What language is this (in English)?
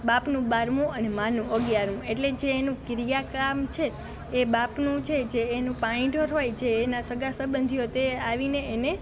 Gujarati